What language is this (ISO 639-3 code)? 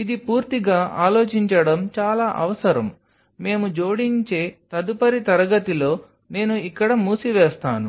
tel